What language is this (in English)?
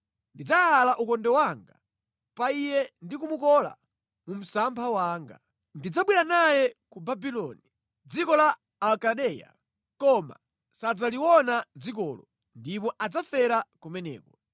Nyanja